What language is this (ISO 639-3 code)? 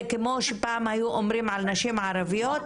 heb